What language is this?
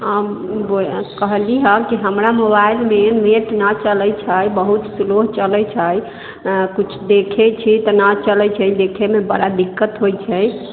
Maithili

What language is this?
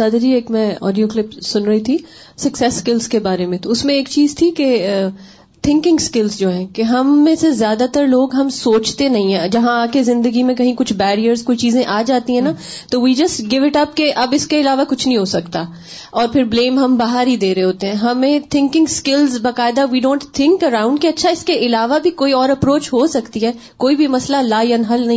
Urdu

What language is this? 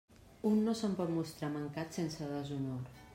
Catalan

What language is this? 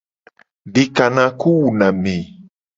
Gen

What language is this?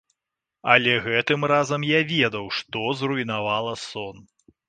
Belarusian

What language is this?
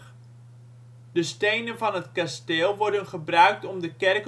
Dutch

